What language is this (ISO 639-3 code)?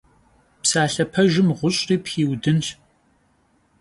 kbd